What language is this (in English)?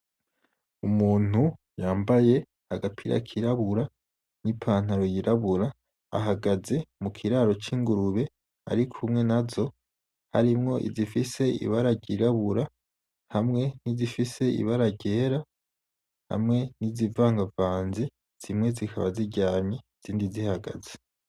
Rundi